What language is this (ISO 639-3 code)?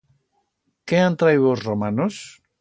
arg